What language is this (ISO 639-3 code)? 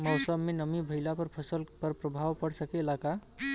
bho